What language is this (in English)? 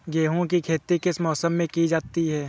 Hindi